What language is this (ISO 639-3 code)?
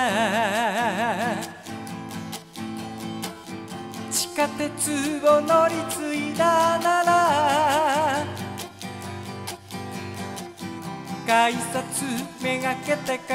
kor